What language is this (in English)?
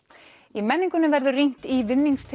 Icelandic